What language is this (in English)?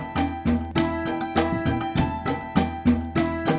Indonesian